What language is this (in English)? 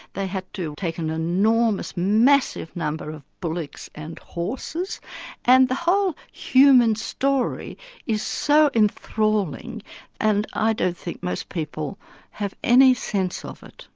English